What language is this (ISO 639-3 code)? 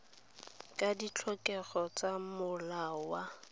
tsn